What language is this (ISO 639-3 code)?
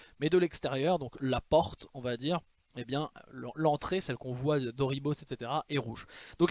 fra